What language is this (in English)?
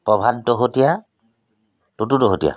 Assamese